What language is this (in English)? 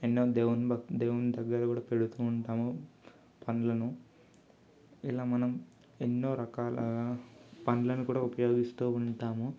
Telugu